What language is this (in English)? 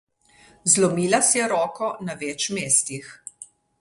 Slovenian